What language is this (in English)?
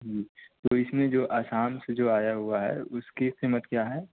Urdu